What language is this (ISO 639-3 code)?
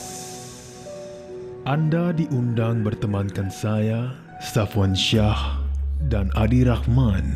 msa